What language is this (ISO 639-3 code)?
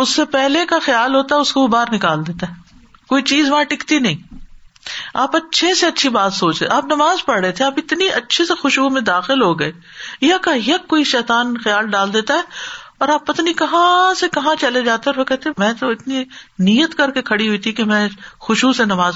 urd